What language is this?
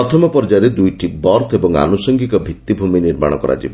Odia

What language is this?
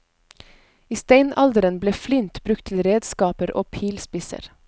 Norwegian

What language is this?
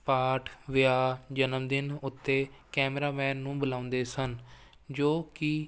Punjabi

